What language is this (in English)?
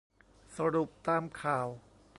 Thai